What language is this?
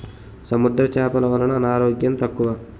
Telugu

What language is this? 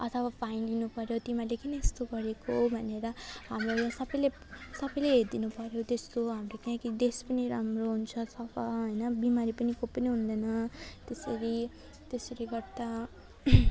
Nepali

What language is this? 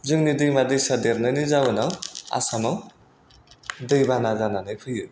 Bodo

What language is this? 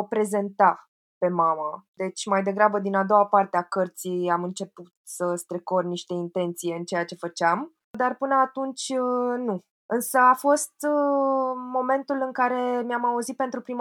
Romanian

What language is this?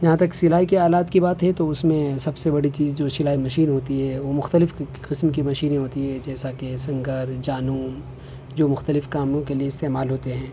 Urdu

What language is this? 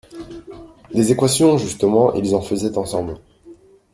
French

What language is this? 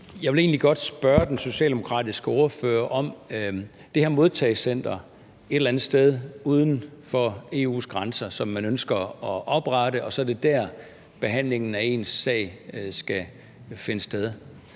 Danish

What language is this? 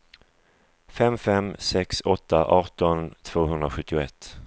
Swedish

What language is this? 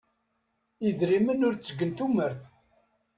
Kabyle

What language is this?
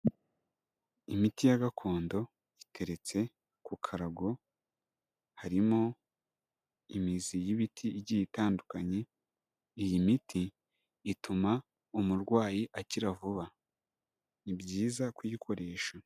Kinyarwanda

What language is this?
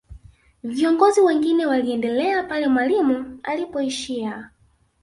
Swahili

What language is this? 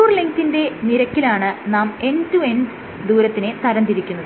Malayalam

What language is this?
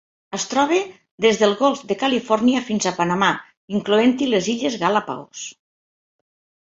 Catalan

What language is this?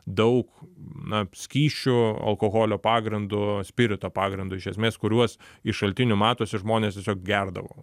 Lithuanian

